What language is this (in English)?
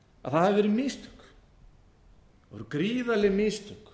Icelandic